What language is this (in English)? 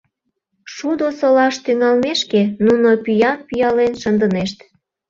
Mari